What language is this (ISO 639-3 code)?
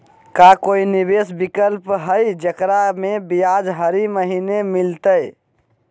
mag